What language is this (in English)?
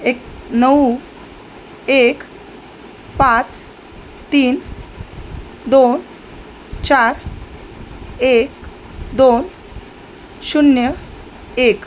Marathi